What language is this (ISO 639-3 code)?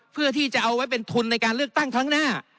tha